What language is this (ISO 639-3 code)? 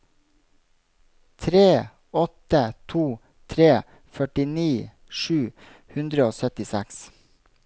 nor